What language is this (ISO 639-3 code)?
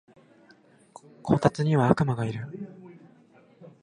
jpn